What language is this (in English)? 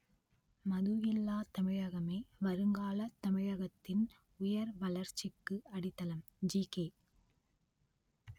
Tamil